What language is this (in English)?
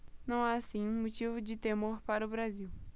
Portuguese